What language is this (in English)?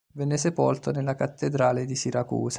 Italian